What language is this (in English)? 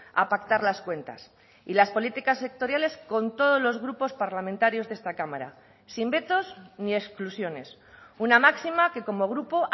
Spanish